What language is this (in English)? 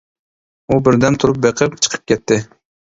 Uyghur